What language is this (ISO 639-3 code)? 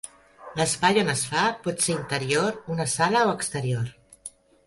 cat